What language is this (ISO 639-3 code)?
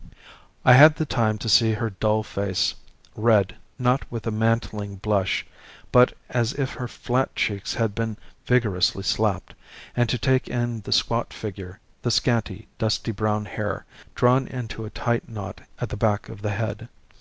eng